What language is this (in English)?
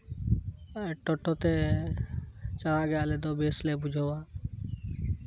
Santali